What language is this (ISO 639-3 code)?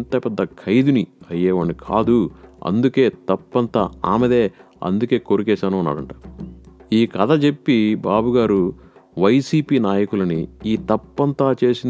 tel